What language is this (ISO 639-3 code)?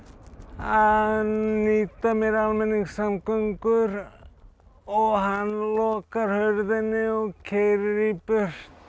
isl